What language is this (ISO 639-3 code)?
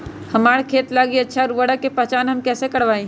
mag